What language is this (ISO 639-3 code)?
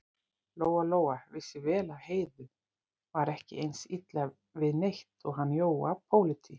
isl